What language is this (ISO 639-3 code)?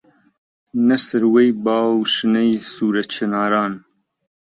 ckb